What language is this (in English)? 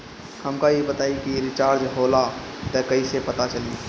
Bhojpuri